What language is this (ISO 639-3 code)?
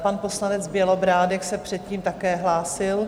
ces